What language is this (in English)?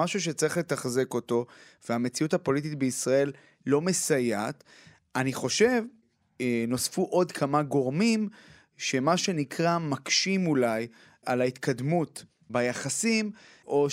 Hebrew